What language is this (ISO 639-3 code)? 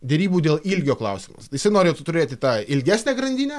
lit